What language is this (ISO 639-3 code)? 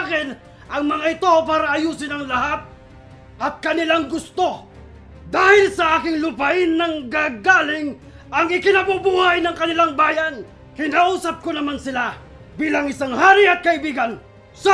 fil